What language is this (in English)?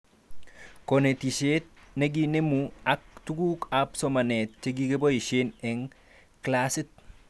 Kalenjin